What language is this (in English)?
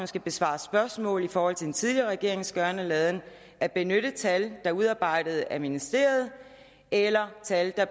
Danish